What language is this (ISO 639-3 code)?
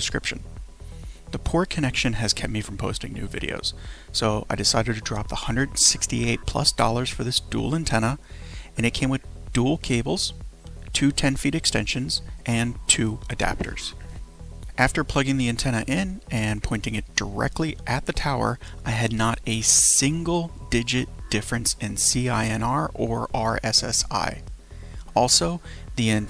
eng